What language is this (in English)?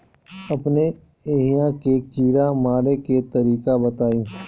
Bhojpuri